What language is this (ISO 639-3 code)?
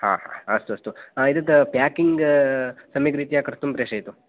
san